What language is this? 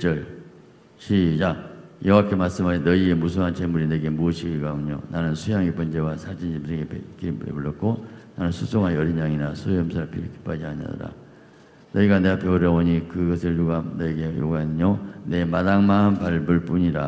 Korean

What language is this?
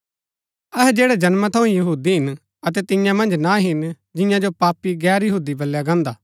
Gaddi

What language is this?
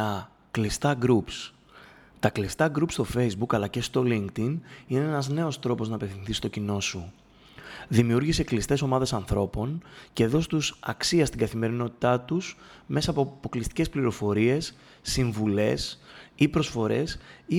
Greek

